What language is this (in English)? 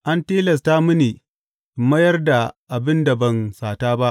Hausa